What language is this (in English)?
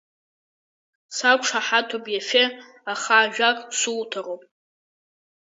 Abkhazian